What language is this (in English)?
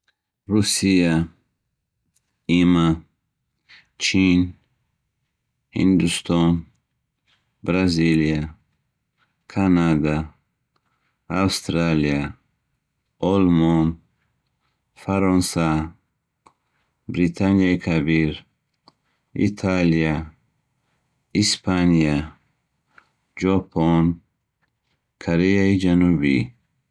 Bukharic